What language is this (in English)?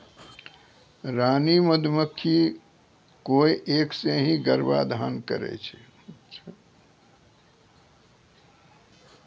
Maithili